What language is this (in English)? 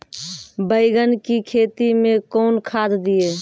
Maithili